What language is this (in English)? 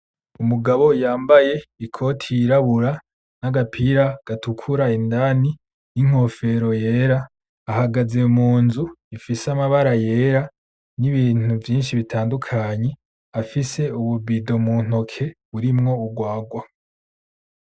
Rundi